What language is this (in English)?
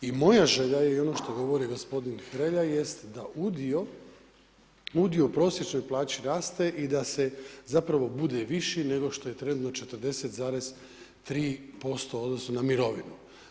Croatian